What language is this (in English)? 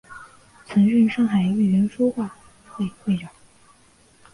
Chinese